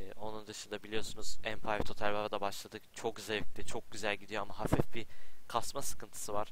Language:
Turkish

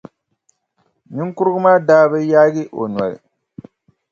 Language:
Dagbani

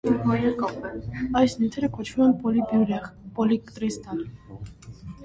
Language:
Armenian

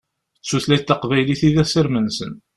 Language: Kabyle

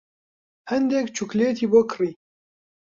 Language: Central Kurdish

